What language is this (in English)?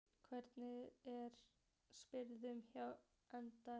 Icelandic